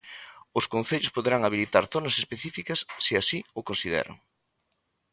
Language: Galician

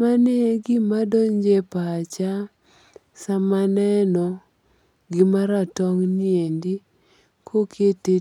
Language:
Luo (Kenya and Tanzania)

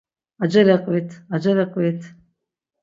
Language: Laz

